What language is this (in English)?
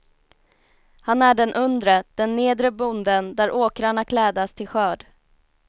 Swedish